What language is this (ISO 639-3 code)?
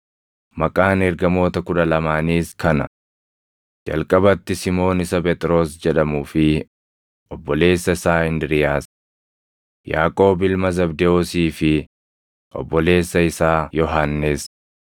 orm